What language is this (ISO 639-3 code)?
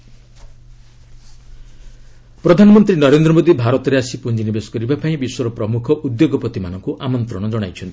ori